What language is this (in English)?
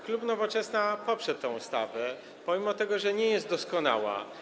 Polish